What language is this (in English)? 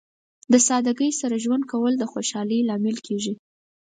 Pashto